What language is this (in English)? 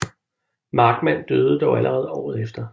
Danish